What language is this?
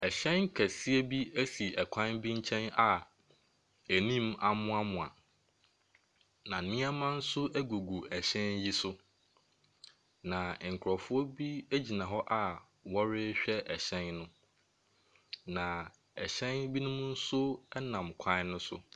Akan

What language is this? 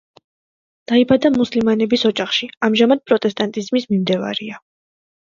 Georgian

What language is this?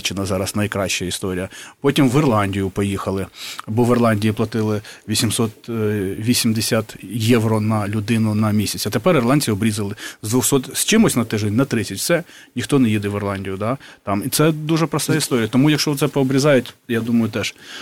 Ukrainian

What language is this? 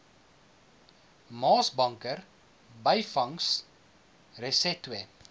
Afrikaans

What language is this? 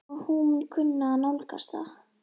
Icelandic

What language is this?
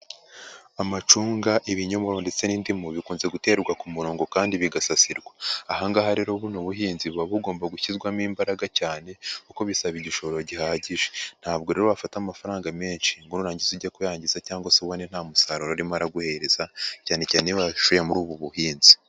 Kinyarwanda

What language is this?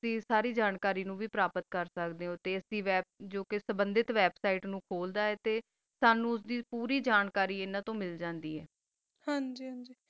Punjabi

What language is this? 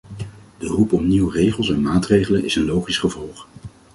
Dutch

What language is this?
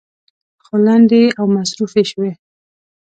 Pashto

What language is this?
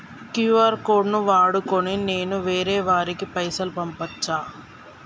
Telugu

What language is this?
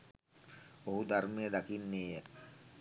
Sinhala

